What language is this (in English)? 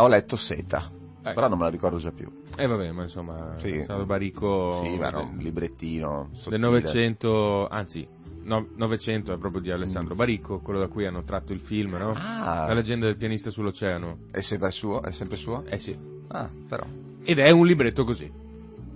Italian